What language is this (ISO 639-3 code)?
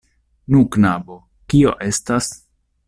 epo